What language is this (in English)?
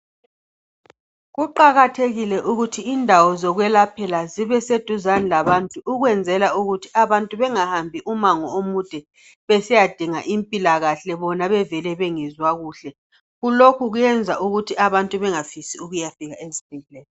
North Ndebele